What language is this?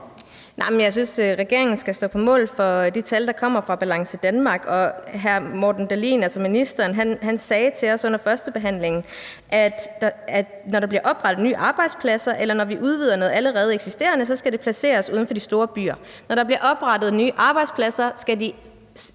Danish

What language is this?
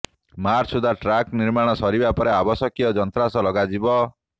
Odia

